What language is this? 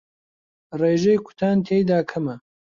Central Kurdish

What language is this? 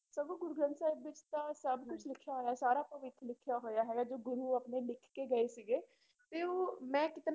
Punjabi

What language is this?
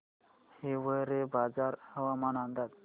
Marathi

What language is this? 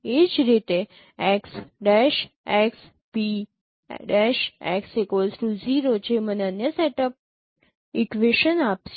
Gujarati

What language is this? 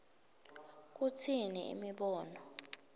Swati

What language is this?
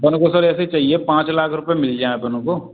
Hindi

